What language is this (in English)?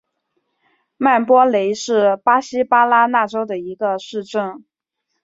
Chinese